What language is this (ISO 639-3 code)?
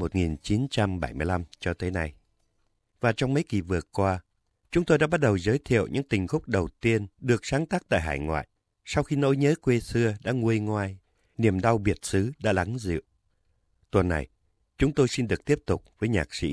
vie